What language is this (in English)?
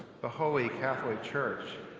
English